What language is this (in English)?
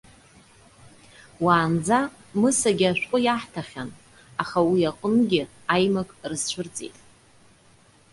Abkhazian